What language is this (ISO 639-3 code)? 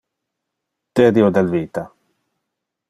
ina